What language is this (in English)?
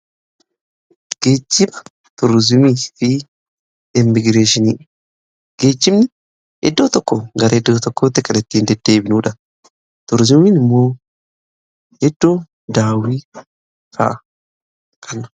Oromo